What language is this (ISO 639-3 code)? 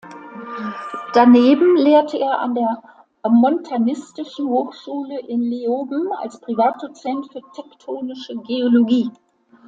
deu